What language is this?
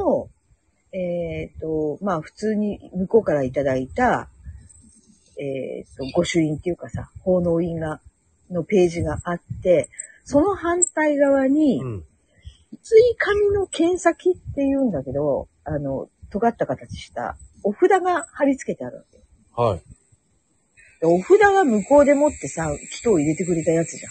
Japanese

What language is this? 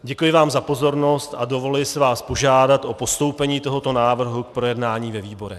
Czech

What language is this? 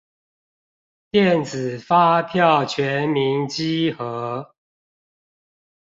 Chinese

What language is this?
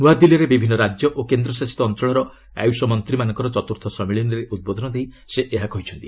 Odia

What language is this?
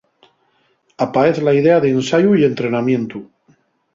Asturian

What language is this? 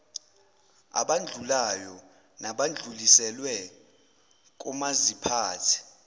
Zulu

